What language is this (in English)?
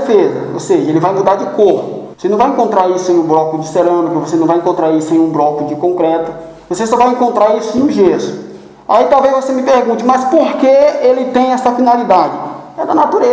Portuguese